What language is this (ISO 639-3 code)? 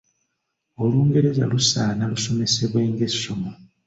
lug